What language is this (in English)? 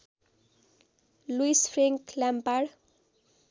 Nepali